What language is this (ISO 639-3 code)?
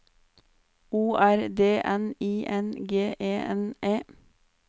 nor